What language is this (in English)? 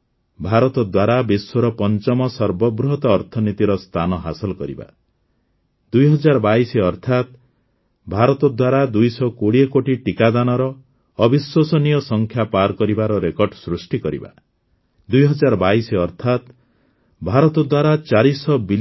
Odia